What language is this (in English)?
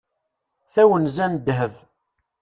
Kabyle